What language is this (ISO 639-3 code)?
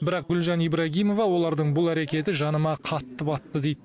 kaz